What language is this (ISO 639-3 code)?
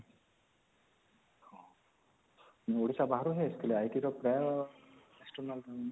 ori